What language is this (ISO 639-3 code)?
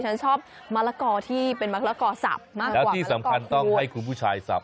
tha